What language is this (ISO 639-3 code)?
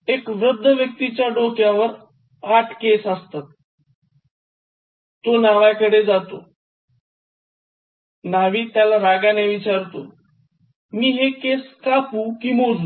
mar